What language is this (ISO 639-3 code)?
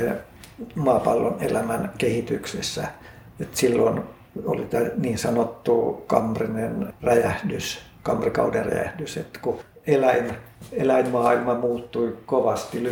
fin